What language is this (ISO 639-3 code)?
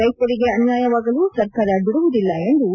kan